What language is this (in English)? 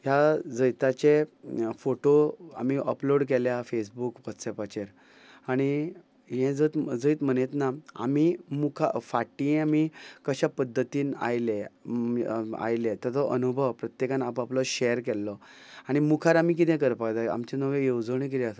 Konkani